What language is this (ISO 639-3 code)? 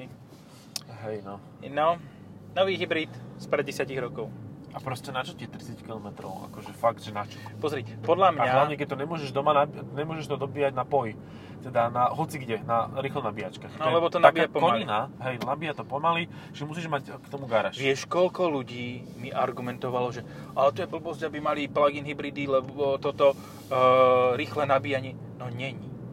slk